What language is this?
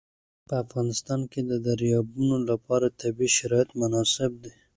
Pashto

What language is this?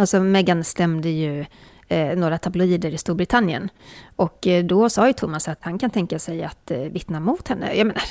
Swedish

